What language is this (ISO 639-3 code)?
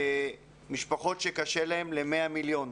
heb